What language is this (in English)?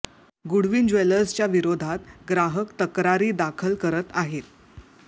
Marathi